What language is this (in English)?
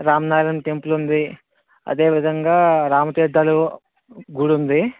Telugu